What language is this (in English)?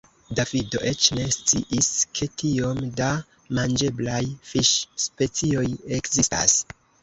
Esperanto